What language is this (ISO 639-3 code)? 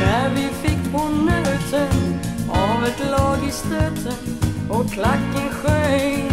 kor